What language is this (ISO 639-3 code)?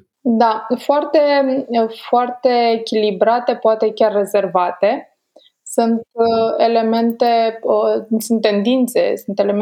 ron